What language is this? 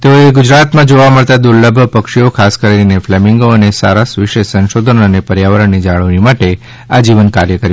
Gujarati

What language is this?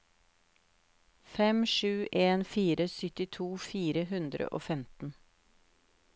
Norwegian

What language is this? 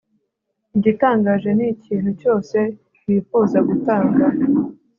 Kinyarwanda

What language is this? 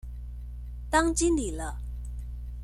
Chinese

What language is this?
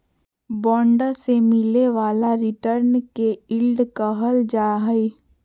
Magahi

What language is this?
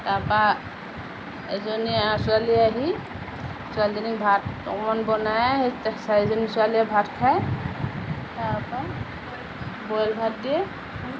Assamese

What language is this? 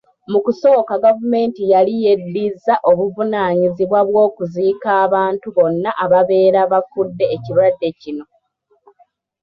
Ganda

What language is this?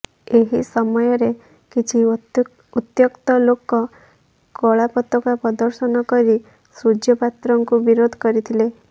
Odia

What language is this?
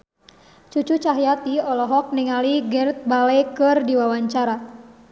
Sundanese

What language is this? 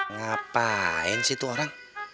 Indonesian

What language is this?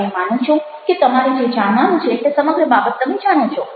Gujarati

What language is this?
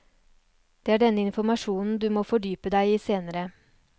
Norwegian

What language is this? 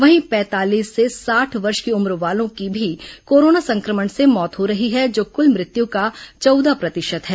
Hindi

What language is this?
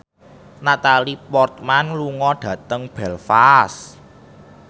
Javanese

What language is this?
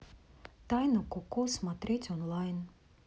Russian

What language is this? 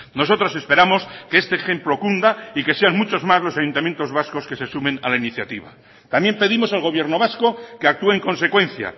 Spanish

